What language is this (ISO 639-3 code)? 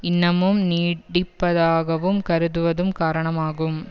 tam